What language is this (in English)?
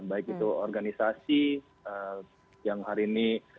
Indonesian